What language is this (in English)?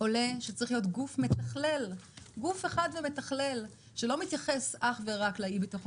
Hebrew